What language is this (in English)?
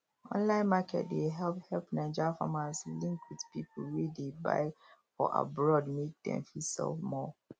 Nigerian Pidgin